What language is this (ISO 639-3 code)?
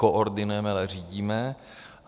ces